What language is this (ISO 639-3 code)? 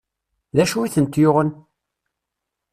kab